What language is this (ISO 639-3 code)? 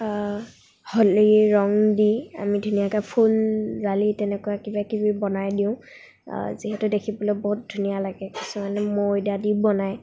asm